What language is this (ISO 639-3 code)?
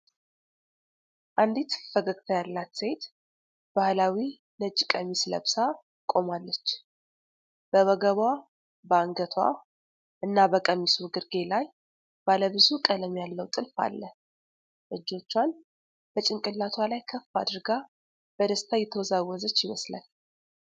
amh